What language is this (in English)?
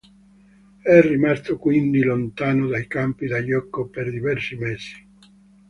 Italian